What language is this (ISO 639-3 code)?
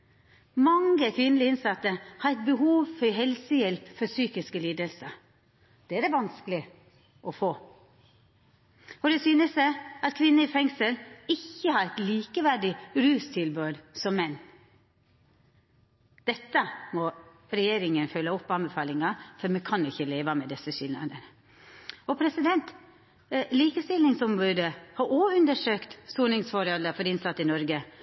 nno